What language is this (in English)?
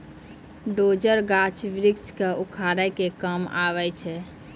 Maithili